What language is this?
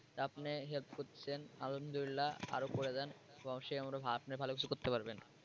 Bangla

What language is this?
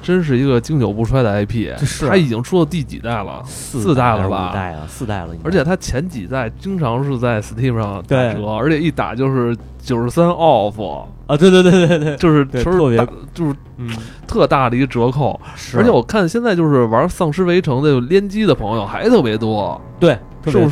Chinese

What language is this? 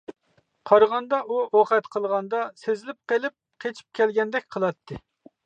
Uyghur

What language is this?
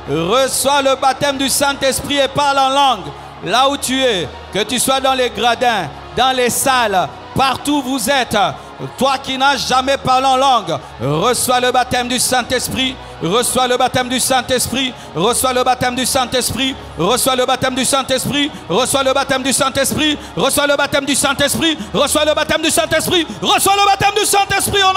French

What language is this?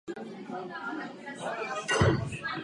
Czech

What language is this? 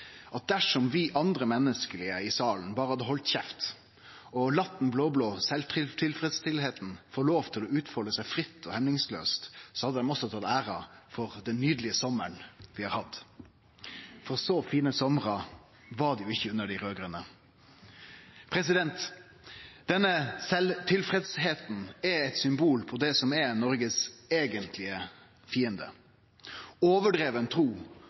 Norwegian Nynorsk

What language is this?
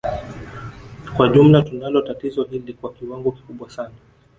Swahili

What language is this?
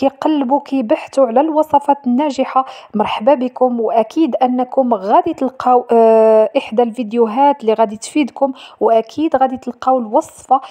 Arabic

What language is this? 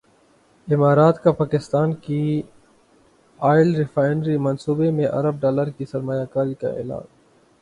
Urdu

